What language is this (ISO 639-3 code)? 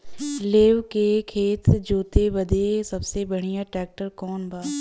bho